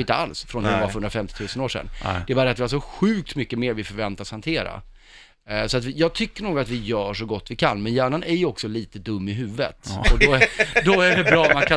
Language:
Swedish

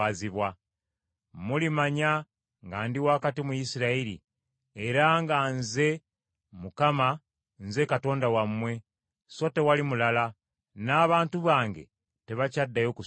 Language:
Ganda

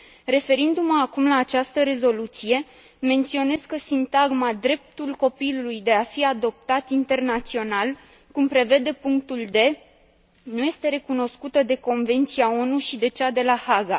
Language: Romanian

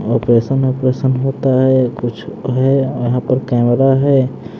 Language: Hindi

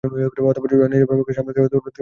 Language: Bangla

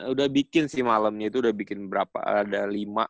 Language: Indonesian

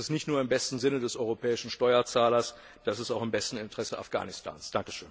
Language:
German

